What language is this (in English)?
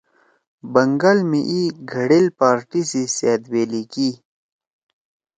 Torwali